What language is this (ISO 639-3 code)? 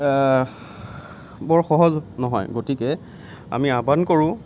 asm